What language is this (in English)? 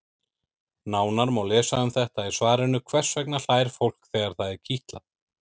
Icelandic